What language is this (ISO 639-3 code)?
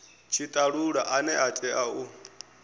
ven